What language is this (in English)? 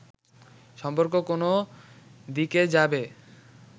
Bangla